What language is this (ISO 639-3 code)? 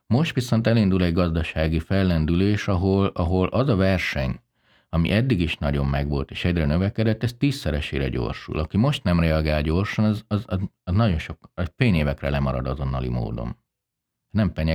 hun